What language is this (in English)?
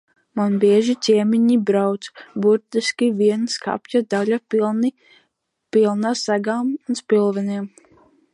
Latvian